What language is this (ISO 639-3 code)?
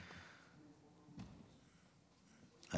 heb